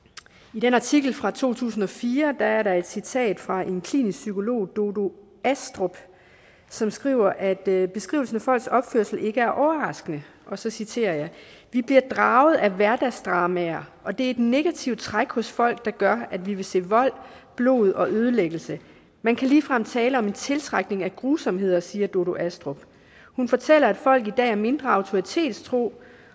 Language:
Danish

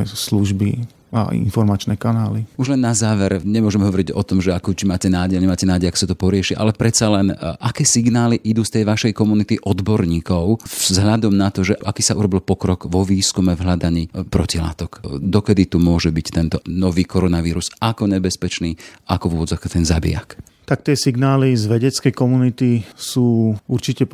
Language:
Slovak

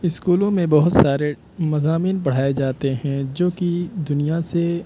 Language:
Urdu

